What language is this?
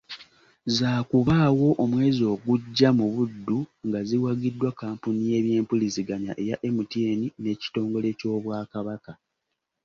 Ganda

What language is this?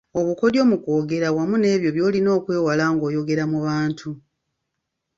Ganda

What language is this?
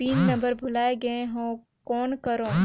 Chhattisgarhi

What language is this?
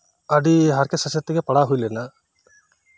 Santali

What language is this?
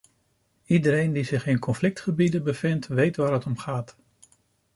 Dutch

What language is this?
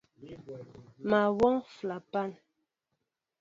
Mbo (Cameroon)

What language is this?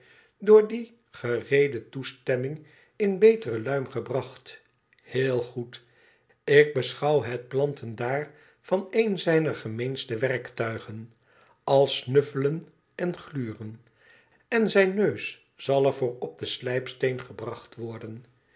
Dutch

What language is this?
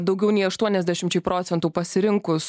Lithuanian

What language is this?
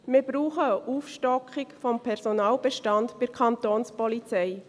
Swiss German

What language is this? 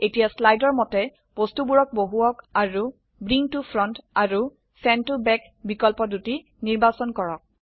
Assamese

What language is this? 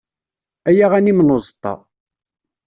Kabyle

